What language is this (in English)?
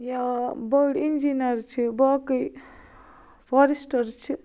Kashmiri